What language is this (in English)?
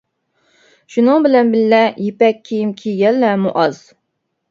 Uyghur